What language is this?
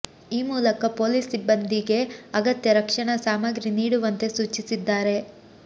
Kannada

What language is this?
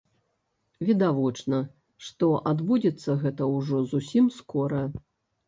Belarusian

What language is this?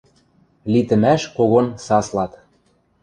Western Mari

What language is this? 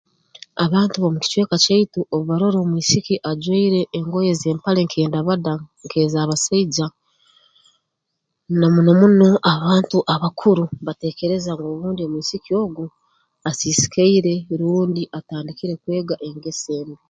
Tooro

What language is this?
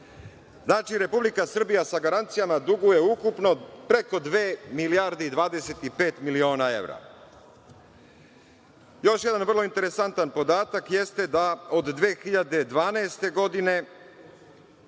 Serbian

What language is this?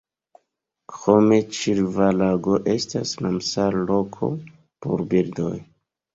Esperanto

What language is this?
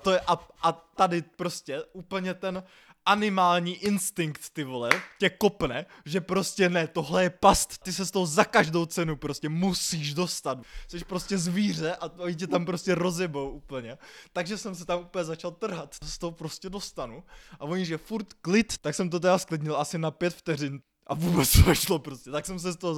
Czech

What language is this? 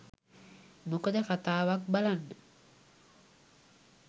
Sinhala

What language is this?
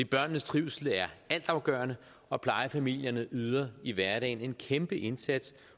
Danish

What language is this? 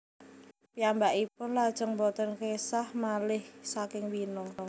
Javanese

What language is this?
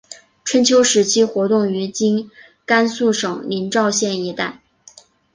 Chinese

